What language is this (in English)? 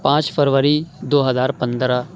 Urdu